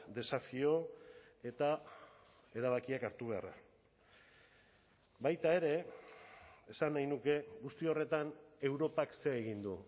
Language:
Basque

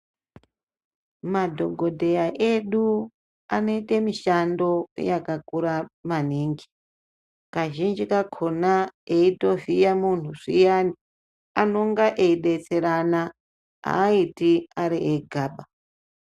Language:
Ndau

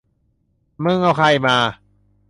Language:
Thai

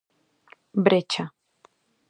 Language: Galician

